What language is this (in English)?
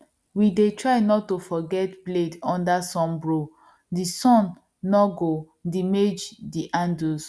Nigerian Pidgin